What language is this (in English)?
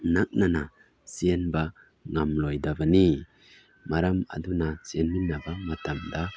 Manipuri